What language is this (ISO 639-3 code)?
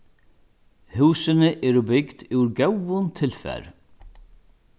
fao